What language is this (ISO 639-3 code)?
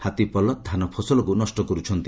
ori